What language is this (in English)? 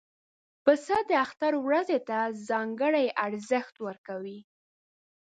Pashto